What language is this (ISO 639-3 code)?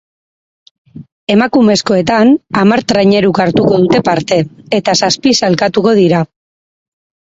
eus